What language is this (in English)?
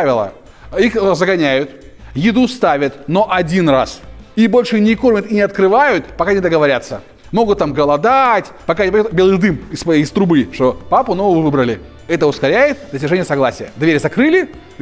Russian